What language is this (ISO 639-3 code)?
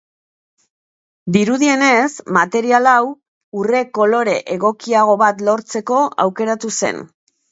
eus